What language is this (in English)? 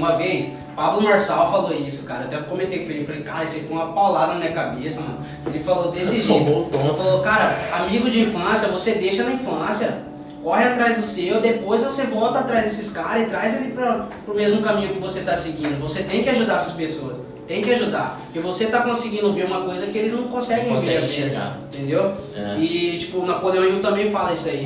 Portuguese